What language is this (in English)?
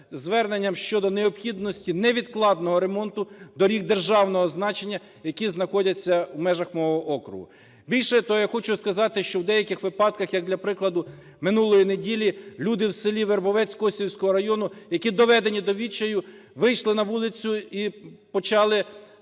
Ukrainian